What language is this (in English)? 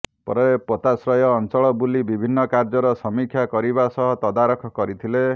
Odia